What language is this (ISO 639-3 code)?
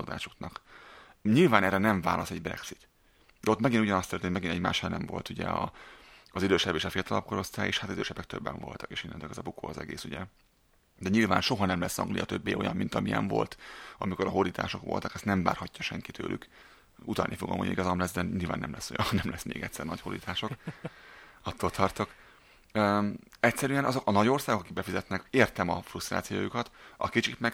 hun